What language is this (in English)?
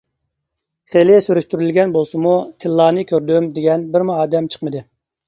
Uyghur